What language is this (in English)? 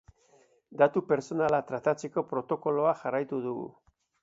Basque